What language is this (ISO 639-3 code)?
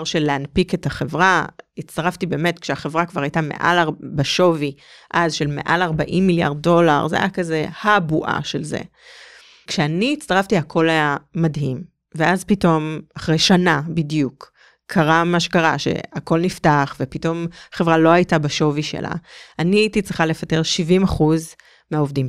heb